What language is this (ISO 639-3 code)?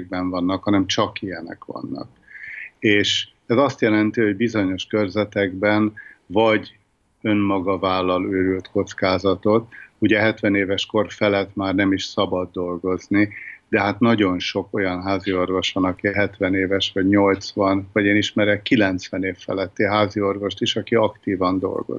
hun